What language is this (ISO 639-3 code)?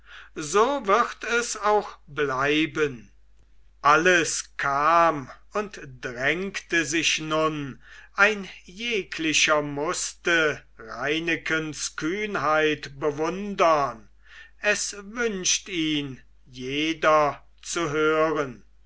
deu